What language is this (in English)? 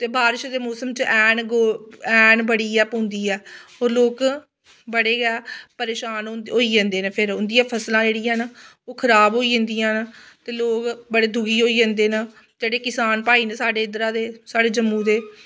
Dogri